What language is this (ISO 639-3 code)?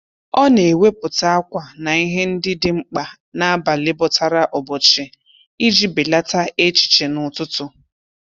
ibo